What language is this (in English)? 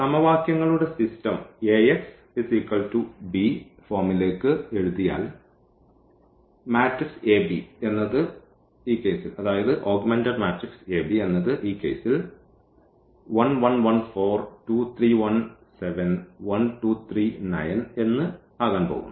Malayalam